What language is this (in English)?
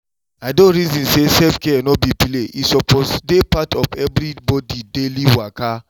Nigerian Pidgin